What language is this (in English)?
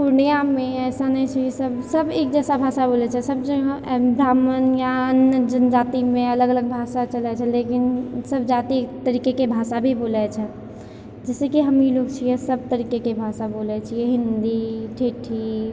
Maithili